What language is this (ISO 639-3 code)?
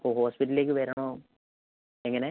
mal